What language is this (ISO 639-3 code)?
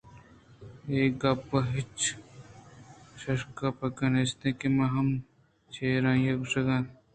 bgp